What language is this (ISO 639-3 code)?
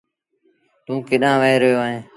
sbn